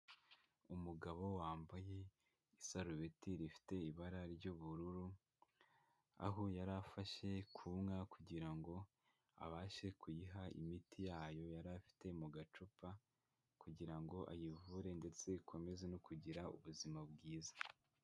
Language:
Kinyarwanda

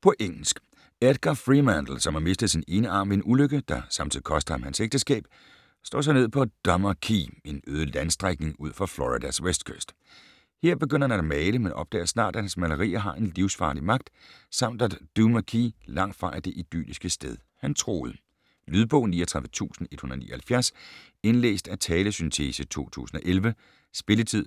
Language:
Danish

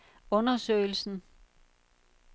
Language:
Danish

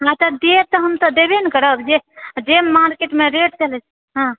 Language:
Maithili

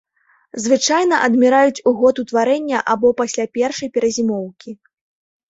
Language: Belarusian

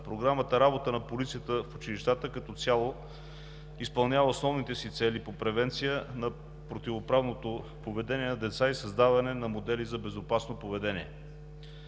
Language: Bulgarian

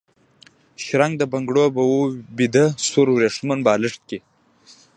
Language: Pashto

